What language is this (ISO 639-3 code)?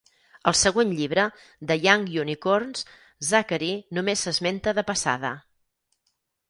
cat